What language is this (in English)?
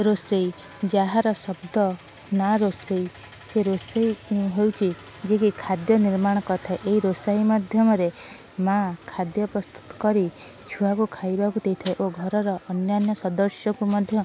Odia